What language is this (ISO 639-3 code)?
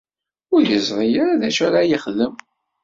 kab